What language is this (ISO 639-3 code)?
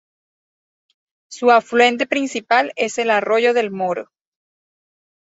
spa